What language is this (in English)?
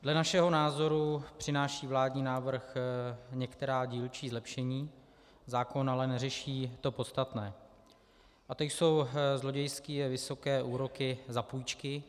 Czech